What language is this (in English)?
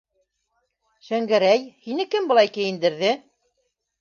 Bashkir